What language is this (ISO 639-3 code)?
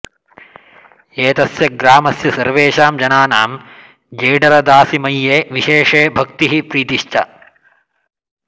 san